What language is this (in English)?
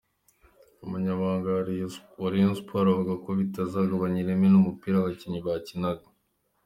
Kinyarwanda